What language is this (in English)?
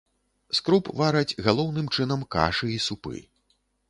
Belarusian